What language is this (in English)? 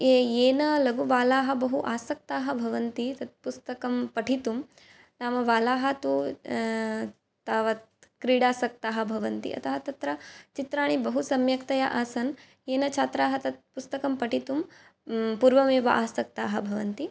Sanskrit